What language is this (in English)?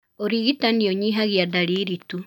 Kikuyu